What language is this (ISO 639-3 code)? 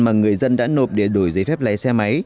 vie